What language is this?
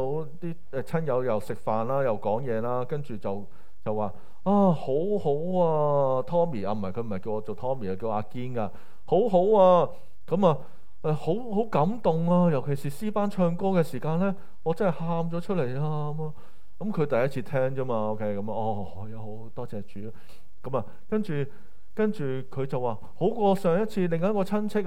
Chinese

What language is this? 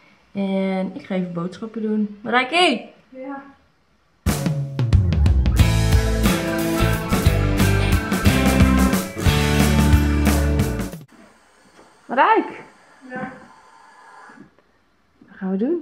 Dutch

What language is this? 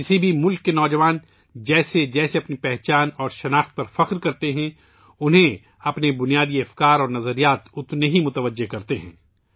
Urdu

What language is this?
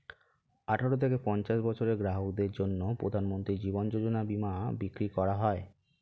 Bangla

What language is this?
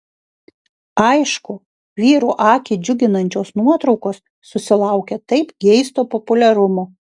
Lithuanian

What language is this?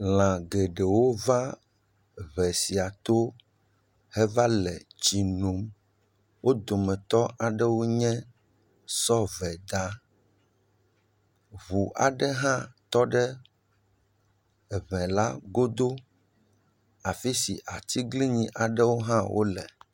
Ewe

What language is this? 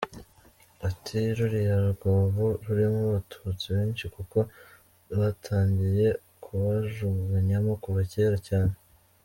Kinyarwanda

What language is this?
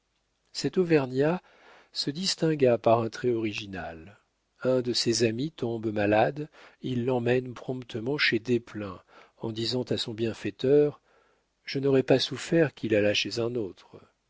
French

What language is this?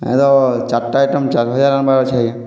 Odia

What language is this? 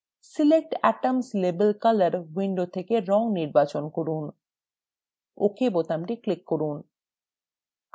Bangla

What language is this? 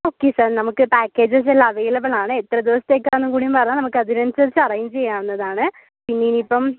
Malayalam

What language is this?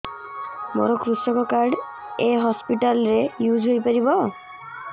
Odia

